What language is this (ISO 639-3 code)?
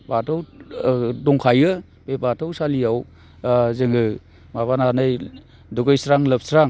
brx